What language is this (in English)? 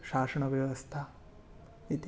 Sanskrit